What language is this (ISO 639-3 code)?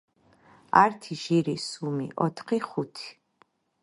kat